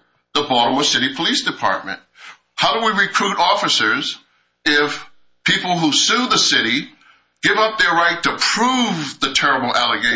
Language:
English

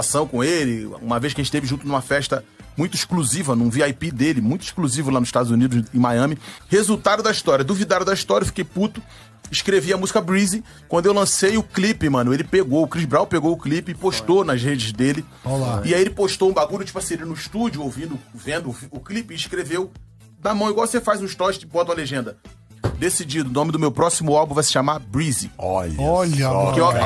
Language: Portuguese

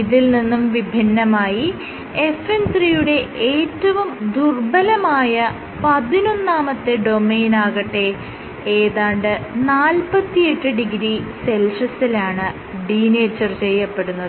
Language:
Malayalam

